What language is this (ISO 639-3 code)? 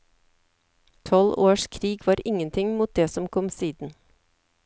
nor